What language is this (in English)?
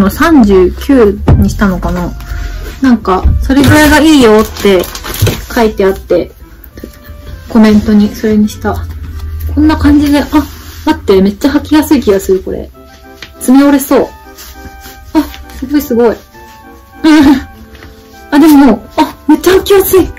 Japanese